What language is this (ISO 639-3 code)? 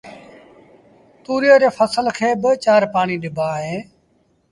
sbn